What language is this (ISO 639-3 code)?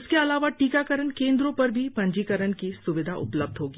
hin